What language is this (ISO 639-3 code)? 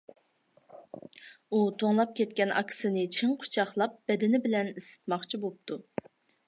uig